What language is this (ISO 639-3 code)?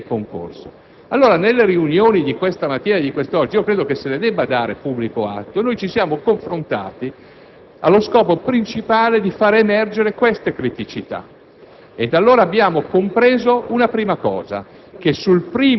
ita